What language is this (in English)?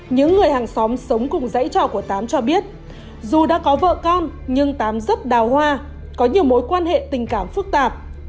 Vietnamese